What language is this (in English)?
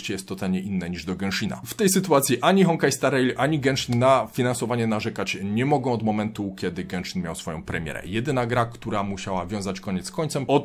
Polish